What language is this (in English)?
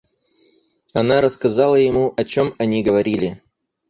Russian